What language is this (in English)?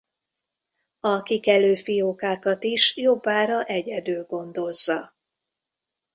Hungarian